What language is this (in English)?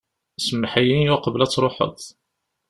Kabyle